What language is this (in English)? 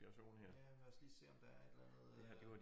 Danish